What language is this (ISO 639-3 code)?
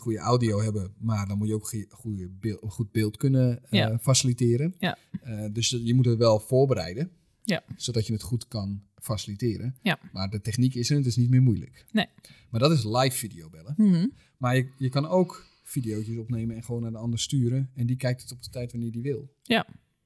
nld